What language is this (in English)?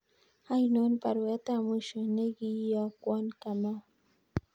Kalenjin